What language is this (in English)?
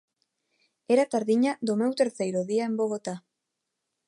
Galician